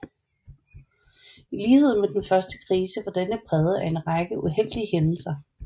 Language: Danish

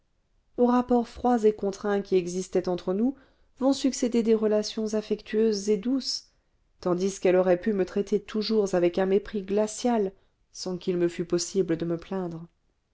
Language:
French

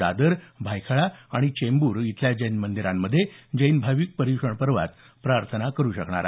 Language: Marathi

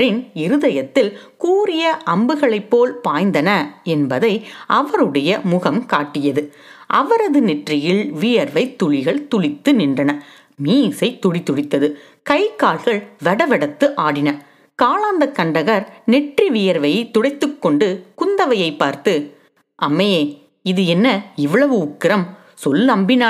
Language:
Tamil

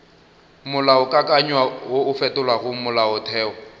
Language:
Northern Sotho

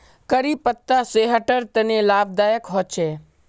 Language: Magahi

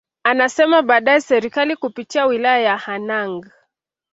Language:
Swahili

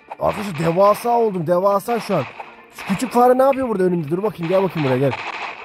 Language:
Turkish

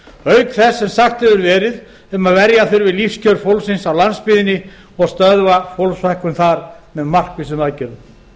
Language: Icelandic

